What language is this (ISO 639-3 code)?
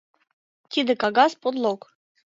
chm